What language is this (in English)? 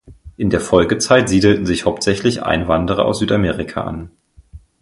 German